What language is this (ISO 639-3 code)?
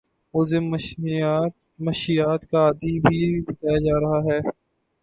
urd